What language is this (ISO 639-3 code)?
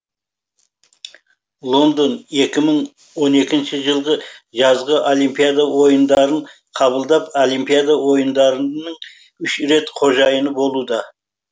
kaz